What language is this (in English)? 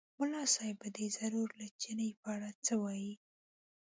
Pashto